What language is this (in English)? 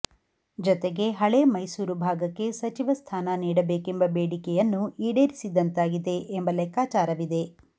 Kannada